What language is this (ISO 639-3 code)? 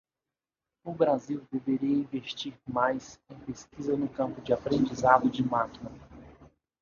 por